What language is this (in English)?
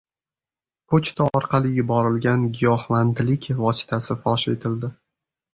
Uzbek